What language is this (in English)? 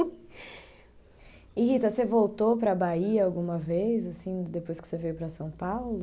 Portuguese